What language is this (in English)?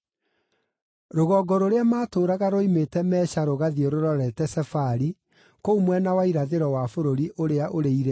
Kikuyu